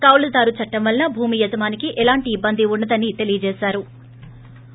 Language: Telugu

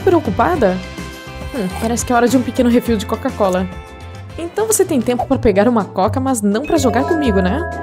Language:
Portuguese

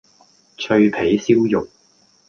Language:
Cantonese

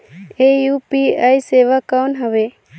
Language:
Chhattisgarhi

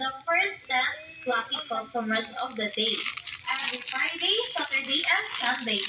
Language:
Filipino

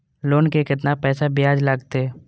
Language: Maithili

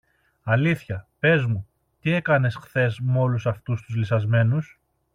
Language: Greek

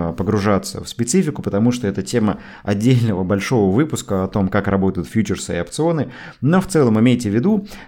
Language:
Russian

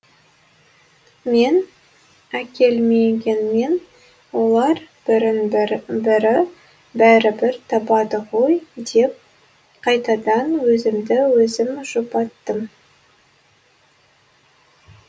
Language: Kazakh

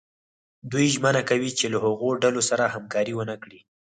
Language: Pashto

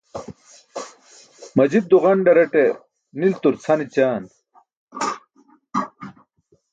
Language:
Burushaski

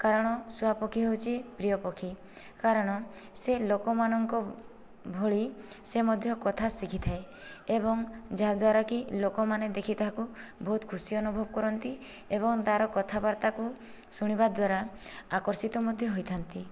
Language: Odia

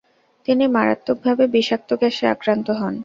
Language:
Bangla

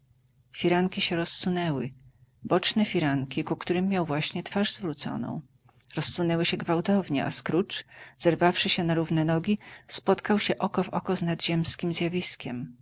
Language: Polish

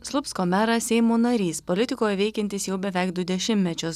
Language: Lithuanian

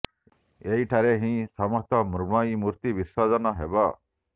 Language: Odia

